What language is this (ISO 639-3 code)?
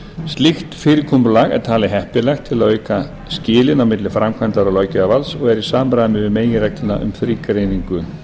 isl